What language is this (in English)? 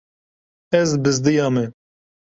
Kurdish